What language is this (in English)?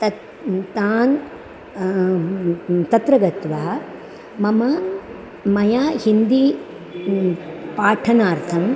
Sanskrit